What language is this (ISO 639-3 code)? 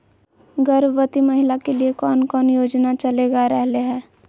mag